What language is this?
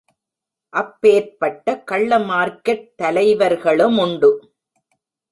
Tamil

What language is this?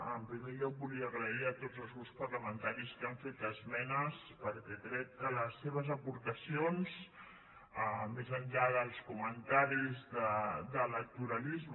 Catalan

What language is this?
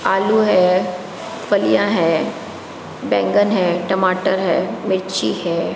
Hindi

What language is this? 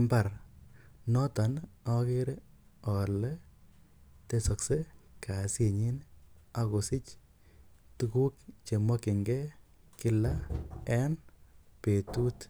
Kalenjin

